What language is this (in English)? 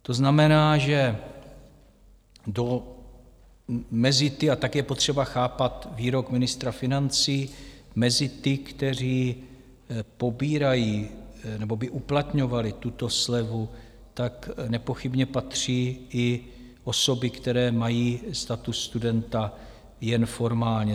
Czech